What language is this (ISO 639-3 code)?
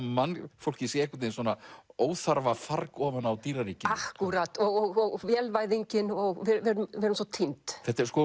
isl